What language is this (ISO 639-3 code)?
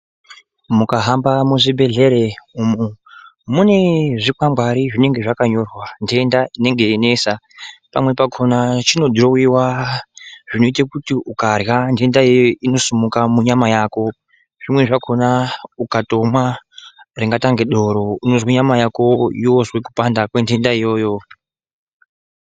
ndc